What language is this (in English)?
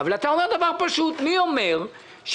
Hebrew